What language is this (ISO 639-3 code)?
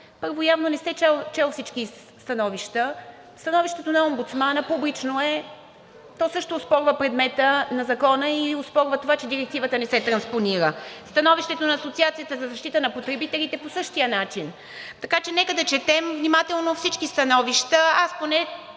bul